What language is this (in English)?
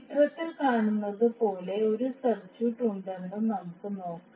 Malayalam